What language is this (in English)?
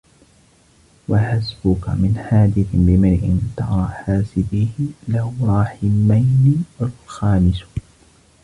Arabic